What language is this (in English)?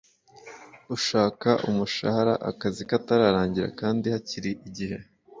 Kinyarwanda